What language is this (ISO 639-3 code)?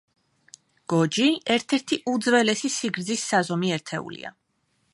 kat